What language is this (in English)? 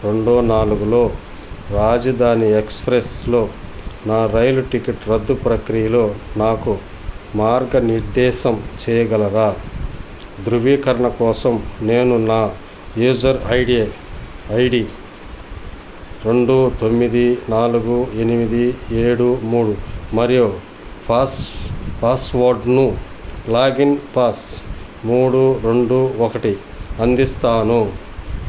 Telugu